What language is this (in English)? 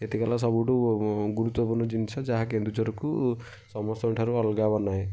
Odia